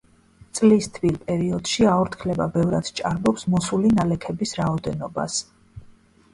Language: Georgian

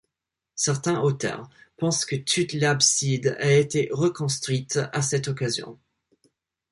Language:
French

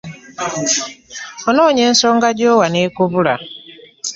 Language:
Ganda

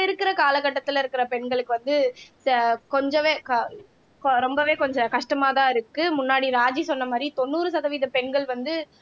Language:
Tamil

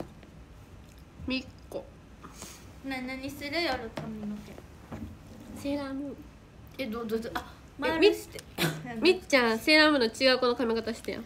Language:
Japanese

